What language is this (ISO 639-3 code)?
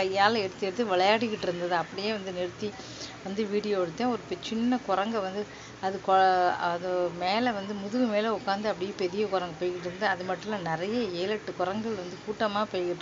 tam